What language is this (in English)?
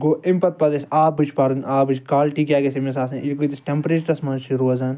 Kashmiri